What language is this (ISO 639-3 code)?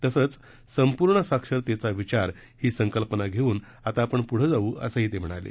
mar